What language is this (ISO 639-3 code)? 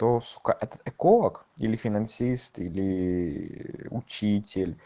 rus